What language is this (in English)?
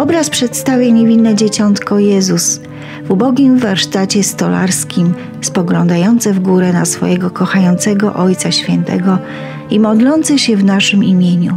Polish